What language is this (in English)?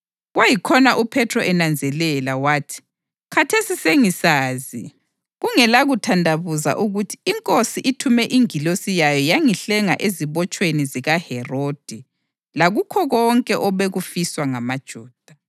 North Ndebele